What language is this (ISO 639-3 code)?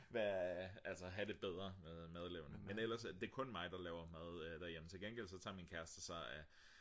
dan